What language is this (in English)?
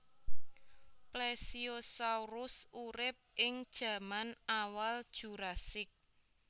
Javanese